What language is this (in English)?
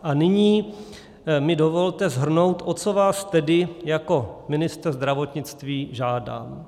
Czech